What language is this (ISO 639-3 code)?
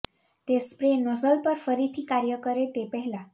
guj